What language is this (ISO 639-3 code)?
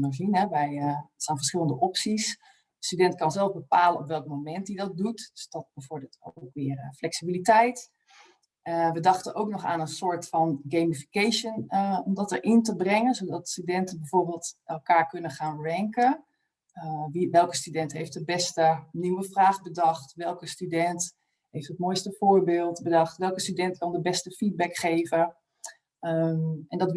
nld